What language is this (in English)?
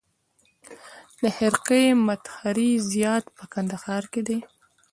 Pashto